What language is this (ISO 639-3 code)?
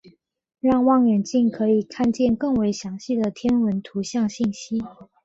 zho